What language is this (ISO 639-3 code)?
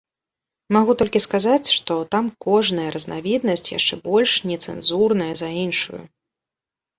bel